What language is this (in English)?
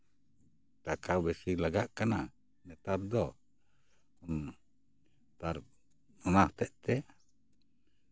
Santali